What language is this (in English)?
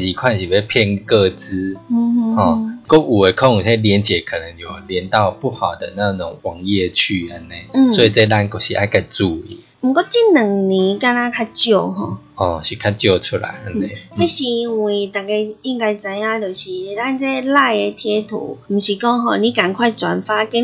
Chinese